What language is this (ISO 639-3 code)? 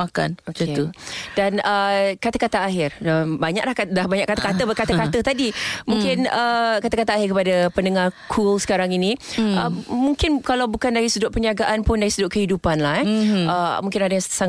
msa